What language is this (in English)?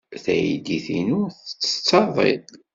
Kabyle